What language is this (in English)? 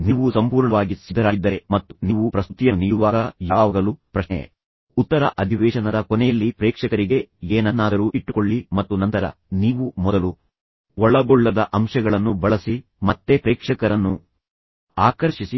Kannada